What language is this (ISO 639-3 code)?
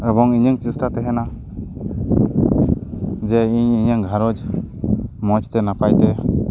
sat